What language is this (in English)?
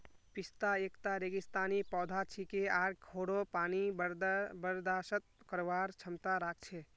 Magahi